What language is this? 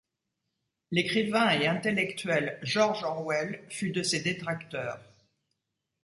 French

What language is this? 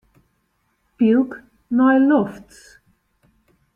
Western Frisian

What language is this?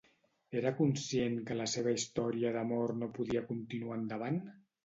Catalan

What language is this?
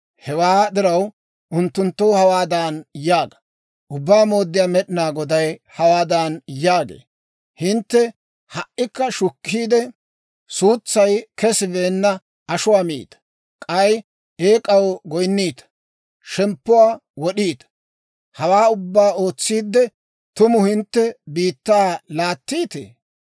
Dawro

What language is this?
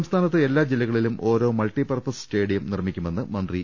Malayalam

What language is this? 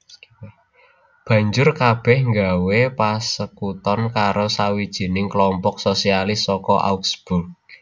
Javanese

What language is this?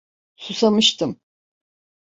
Turkish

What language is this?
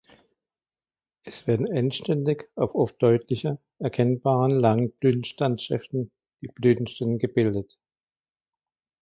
German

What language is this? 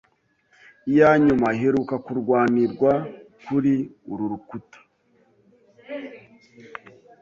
Kinyarwanda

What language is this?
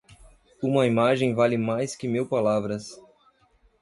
Portuguese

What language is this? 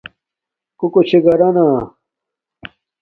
Domaaki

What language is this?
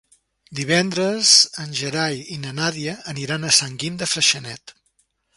Catalan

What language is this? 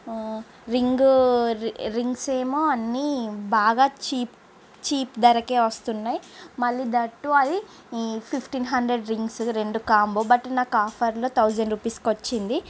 Telugu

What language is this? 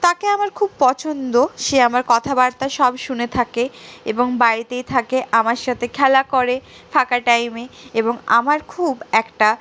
Bangla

